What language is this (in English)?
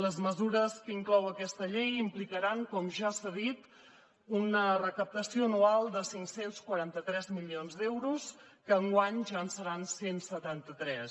Catalan